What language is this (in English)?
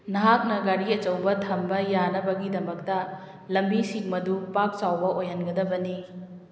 Manipuri